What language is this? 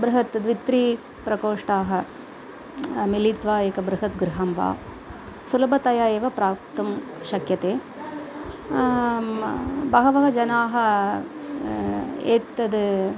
Sanskrit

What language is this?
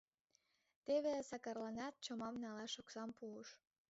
Mari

